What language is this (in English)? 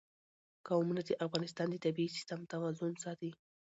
Pashto